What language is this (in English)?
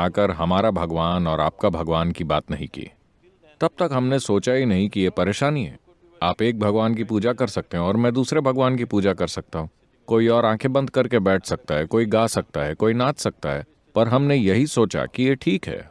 Hindi